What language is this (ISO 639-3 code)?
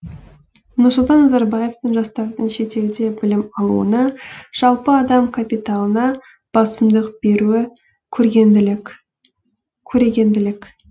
kaz